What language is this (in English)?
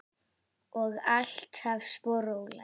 Icelandic